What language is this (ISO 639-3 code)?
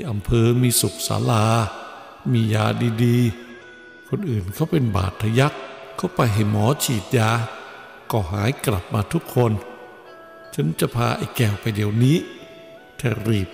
tha